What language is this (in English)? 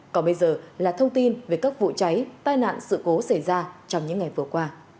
Vietnamese